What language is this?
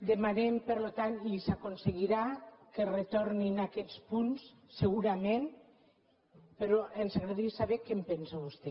Catalan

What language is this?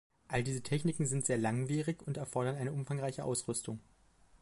German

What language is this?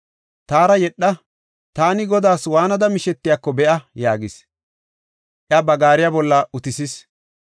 Gofa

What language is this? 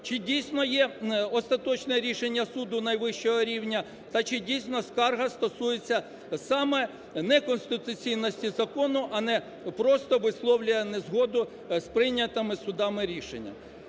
Ukrainian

